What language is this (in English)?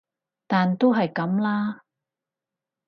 Cantonese